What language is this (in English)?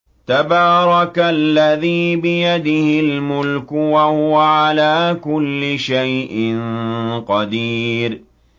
Arabic